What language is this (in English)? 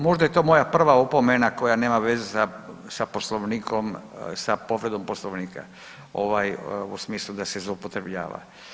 Croatian